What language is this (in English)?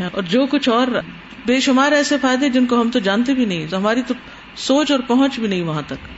Urdu